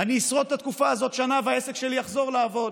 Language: Hebrew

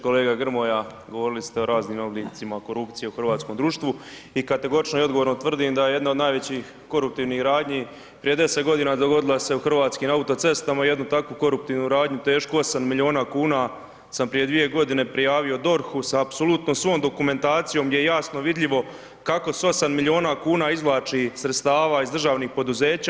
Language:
Croatian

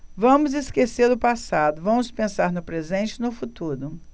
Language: Portuguese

